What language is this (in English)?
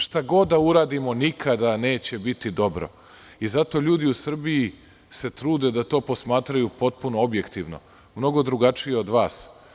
Serbian